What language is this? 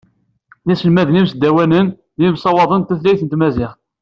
Kabyle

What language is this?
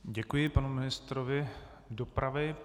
Czech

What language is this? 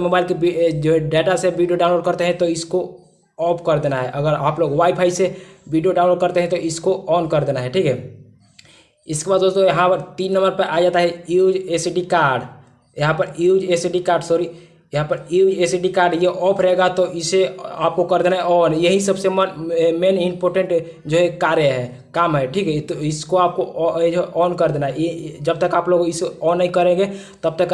Hindi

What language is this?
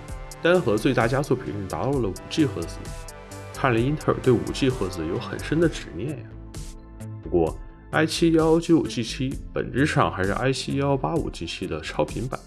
Chinese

